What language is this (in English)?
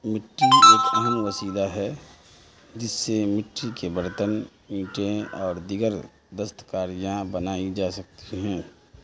Urdu